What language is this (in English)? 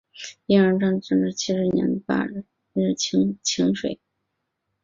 Chinese